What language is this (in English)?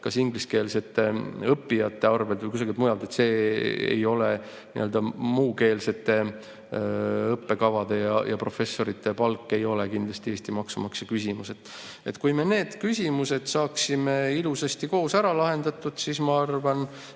Estonian